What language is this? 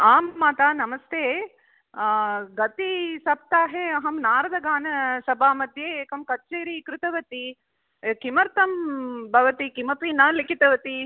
Sanskrit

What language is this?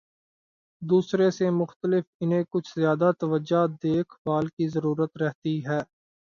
Urdu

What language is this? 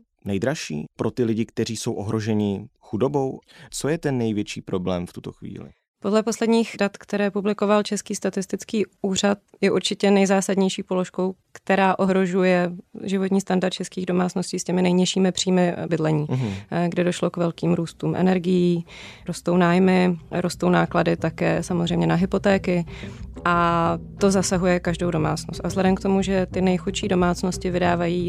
Czech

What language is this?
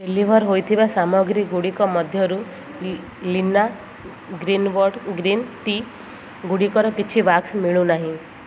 Odia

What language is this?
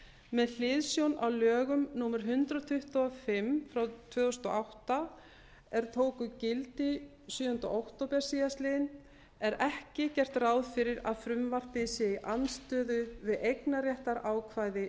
Icelandic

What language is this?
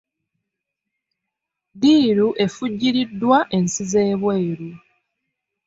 Ganda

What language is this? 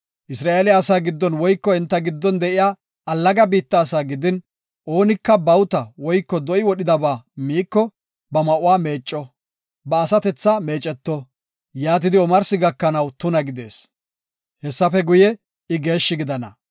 Gofa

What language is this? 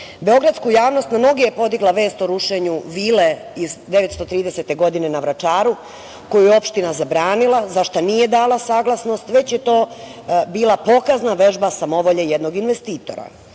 Serbian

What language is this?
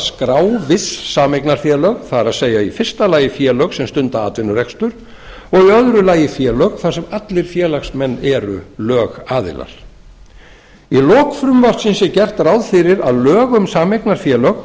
Icelandic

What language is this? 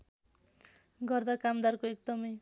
Nepali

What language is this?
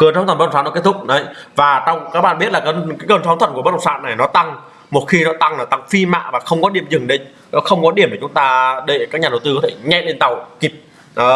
Vietnamese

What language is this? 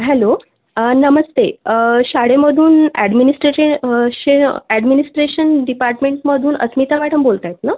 Marathi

